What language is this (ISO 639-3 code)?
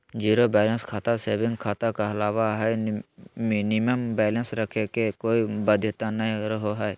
mag